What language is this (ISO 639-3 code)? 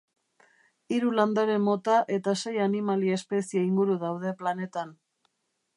eus